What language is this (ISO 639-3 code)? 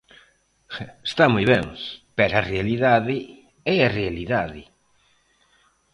glg